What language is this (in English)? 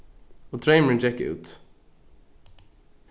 Faroese